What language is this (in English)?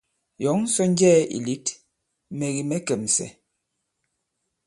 Bankon